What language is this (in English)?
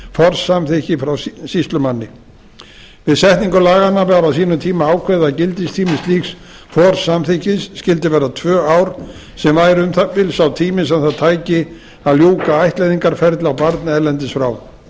Icelandic